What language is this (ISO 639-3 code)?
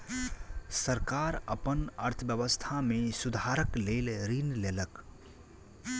mai